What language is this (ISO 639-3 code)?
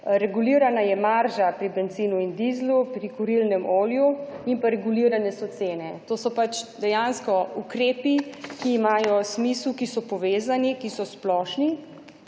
slv